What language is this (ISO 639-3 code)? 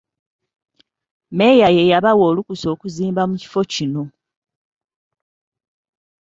lug